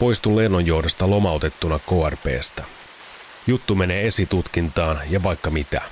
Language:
Finnish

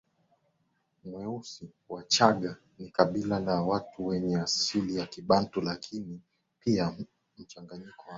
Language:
Swahili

